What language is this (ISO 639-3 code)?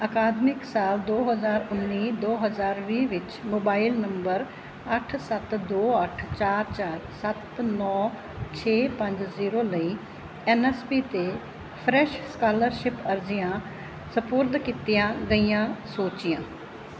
pan